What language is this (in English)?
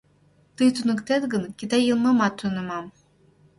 Mari